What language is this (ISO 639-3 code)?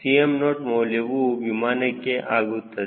kan